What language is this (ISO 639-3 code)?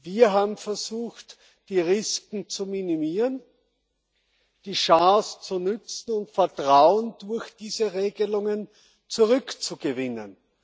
deu